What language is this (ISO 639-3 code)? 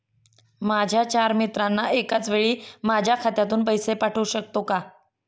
mar